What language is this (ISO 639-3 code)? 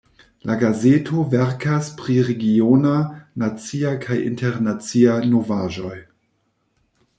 epo